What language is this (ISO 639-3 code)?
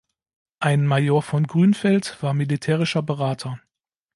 deu